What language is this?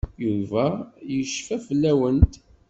Kabyle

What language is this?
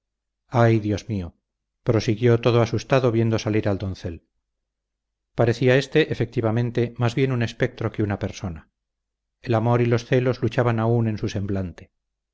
Spanish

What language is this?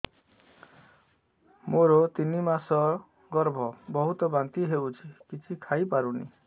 Odia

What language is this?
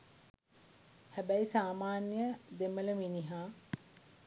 Sinhala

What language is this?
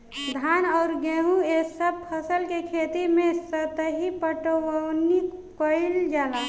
Bhojpuri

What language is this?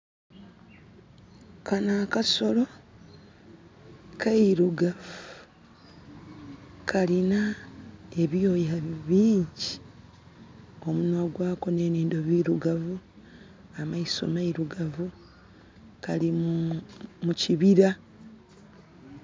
Soga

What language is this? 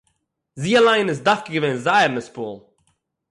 Yiddish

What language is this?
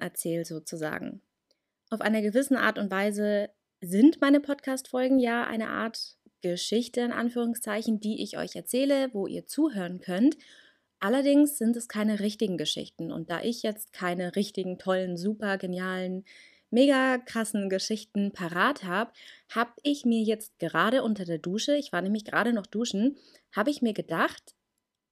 German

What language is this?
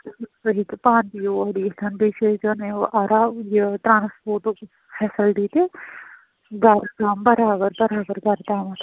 Kashmiri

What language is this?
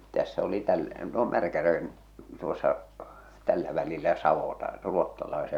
Finnish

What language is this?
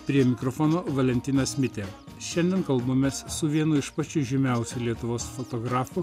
Lithuanian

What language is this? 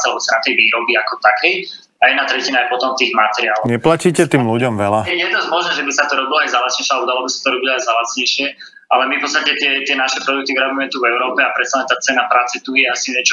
Slovak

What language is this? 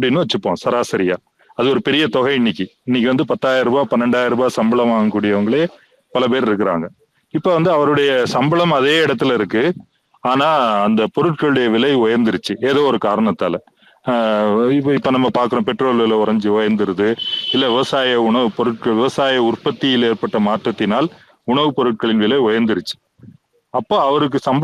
Tamil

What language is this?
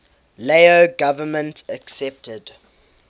English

